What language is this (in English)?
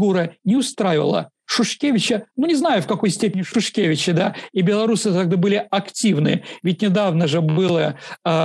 Russian